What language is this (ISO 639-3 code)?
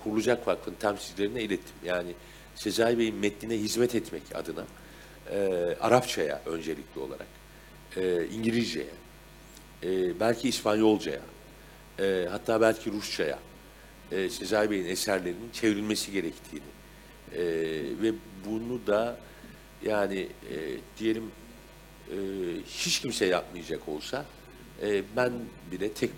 tur